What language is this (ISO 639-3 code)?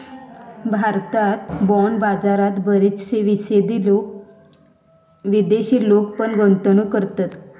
mar